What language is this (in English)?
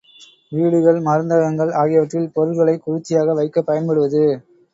Tamil